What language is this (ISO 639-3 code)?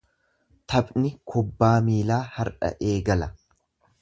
orm